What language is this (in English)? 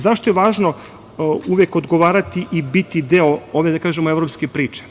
Serbian